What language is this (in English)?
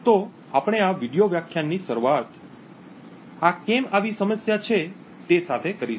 Gujarati